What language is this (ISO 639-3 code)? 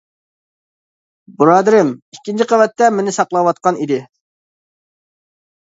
uig